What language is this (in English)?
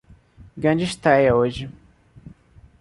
Portuguese